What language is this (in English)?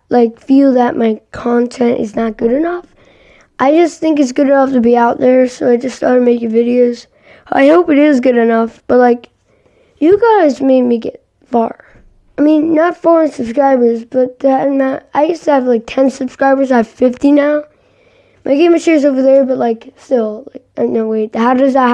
English